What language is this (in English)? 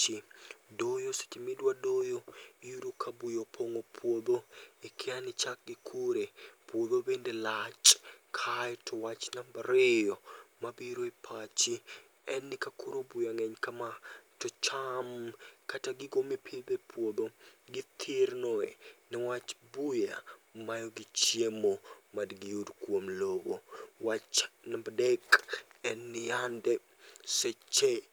Luo (Kenya and Tanzania)